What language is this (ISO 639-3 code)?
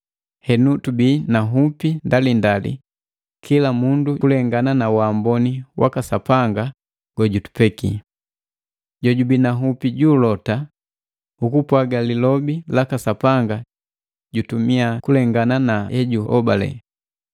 mgv